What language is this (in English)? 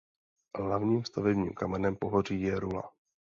Czech